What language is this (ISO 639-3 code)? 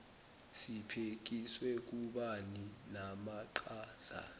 zul